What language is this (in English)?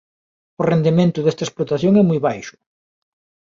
Galician